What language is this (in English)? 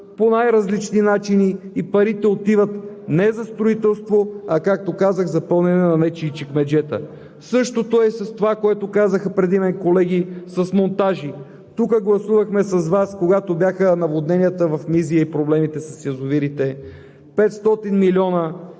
Bulgarian